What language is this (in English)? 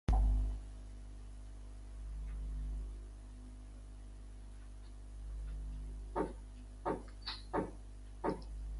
Amharic